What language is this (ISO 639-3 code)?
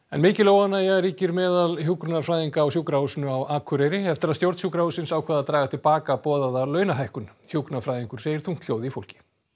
isl